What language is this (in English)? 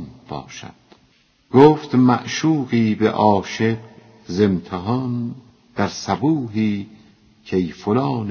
Persian